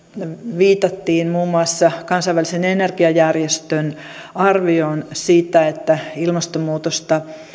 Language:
Finnish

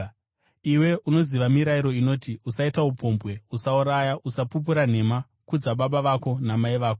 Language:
Shona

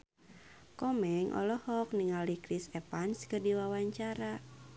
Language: Sundanese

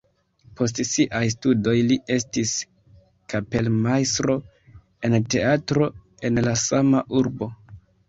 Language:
Esperanto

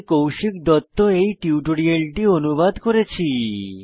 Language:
Bangla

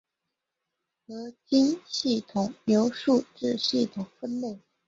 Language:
Chinese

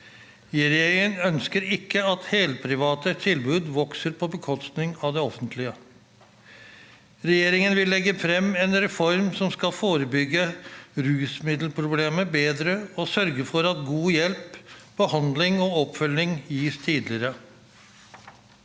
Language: Norwegian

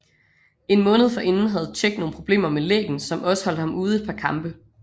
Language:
Danish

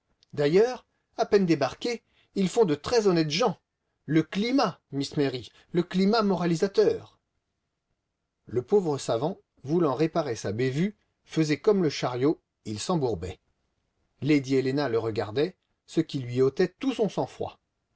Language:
French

